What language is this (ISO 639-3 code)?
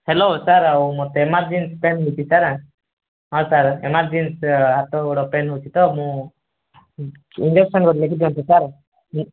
ori